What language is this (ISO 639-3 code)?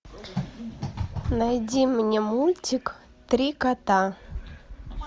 rus